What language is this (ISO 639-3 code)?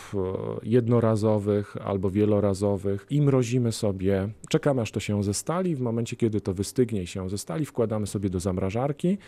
pol